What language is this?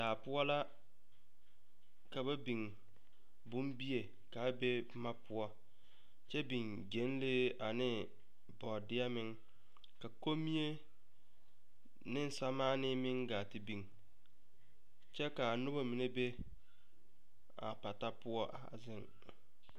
Southern Dagaare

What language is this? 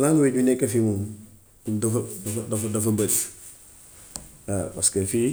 Gambian Wolof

